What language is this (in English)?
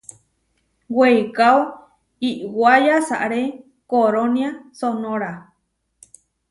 Huarijio